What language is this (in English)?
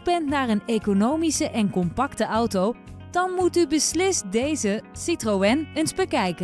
Dutch